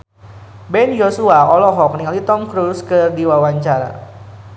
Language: Sundanese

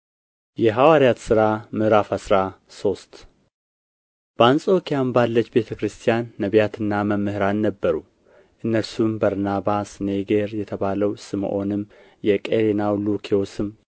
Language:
Amharic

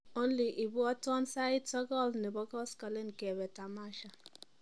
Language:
Kalenjin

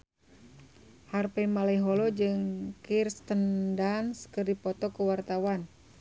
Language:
Sundanese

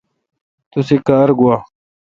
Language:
Kalkoti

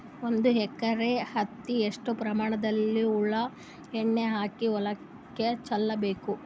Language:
Kannada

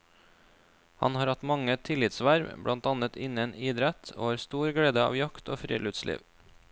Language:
Norwegian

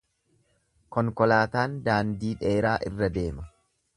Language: Oromo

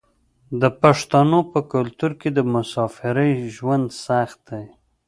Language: Pashto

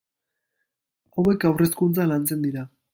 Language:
Basque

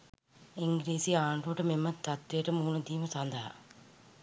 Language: Sinhala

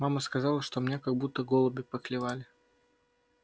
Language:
Russian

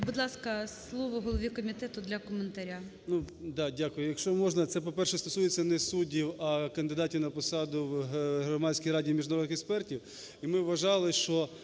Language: Ukrainian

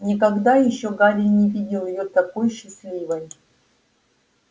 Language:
Russian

